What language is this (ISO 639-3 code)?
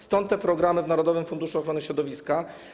pol